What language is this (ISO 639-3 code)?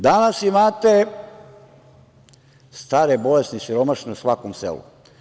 srp